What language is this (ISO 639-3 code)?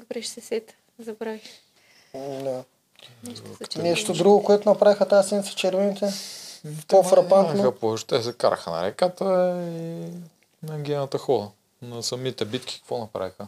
bul